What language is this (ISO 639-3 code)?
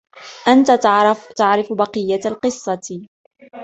ara